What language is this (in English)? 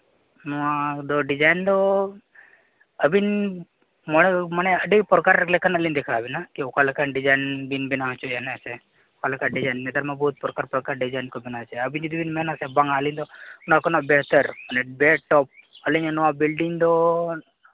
Santali